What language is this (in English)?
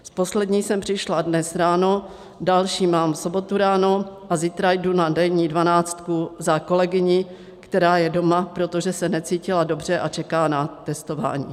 Czech